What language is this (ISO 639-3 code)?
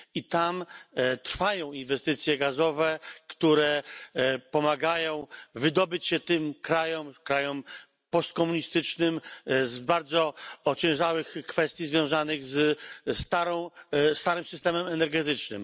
pol